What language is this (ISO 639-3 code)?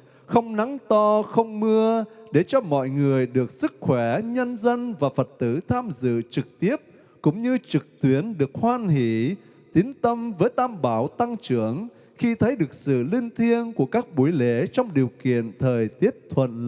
vie